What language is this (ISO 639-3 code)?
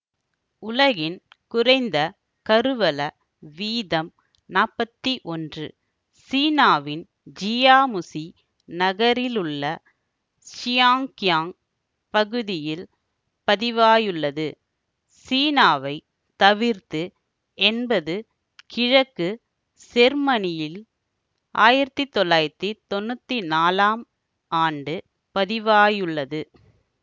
tam